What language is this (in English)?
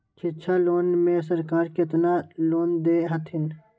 Magahi